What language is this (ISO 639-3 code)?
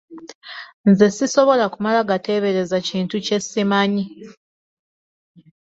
lug